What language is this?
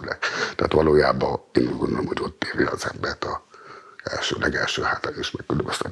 Hungarian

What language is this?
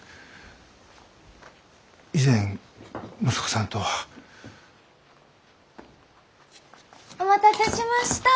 Japanese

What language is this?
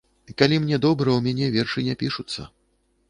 Belarusian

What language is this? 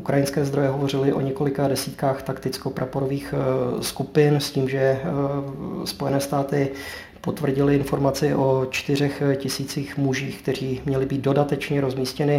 Czech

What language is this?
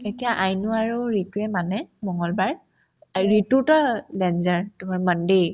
Assamese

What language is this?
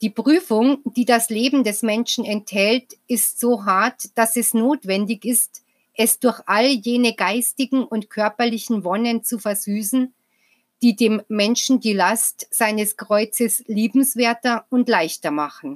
German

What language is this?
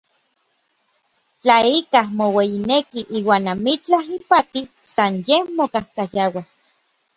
Orizaba Nahuatl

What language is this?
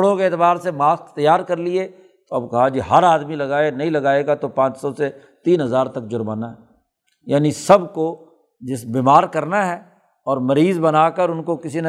Urdu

